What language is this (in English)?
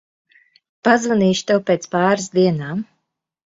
Latvian